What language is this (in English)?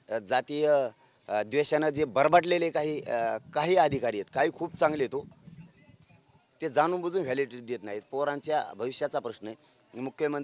Marathi